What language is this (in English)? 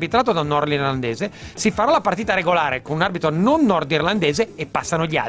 Italian